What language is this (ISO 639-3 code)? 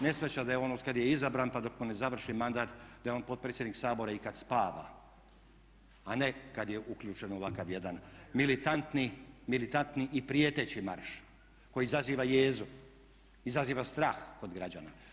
hrv